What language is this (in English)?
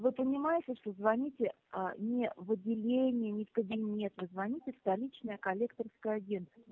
Russian